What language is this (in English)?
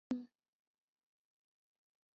Chinese